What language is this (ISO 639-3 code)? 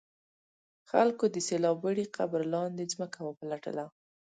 pus